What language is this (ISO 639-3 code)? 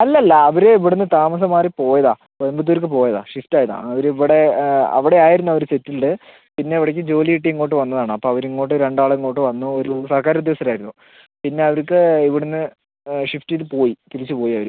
mal